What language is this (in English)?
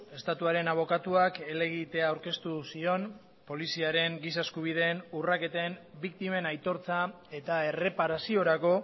Basque